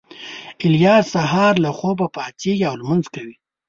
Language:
Pashto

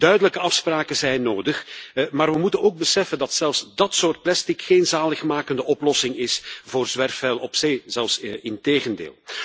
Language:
Dutch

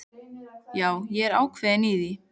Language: Icelandic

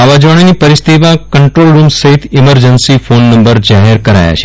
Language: Gujarati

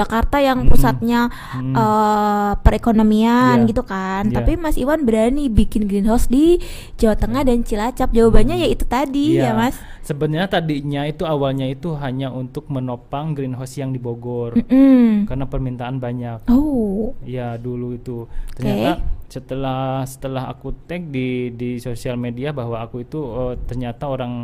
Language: Indonesian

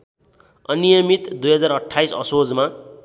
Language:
Nepali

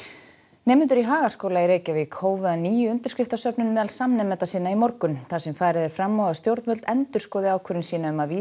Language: Icelandic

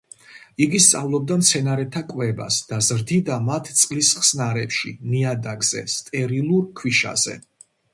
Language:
Georgian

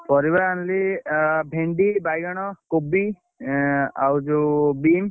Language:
Odia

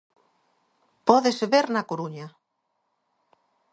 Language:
Galician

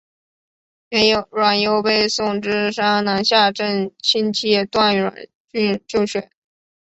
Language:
Chinese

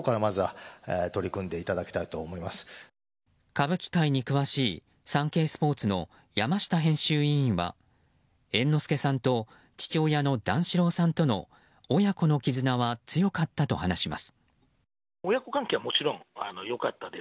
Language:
Japanese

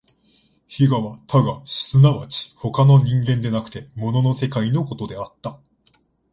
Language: Japanese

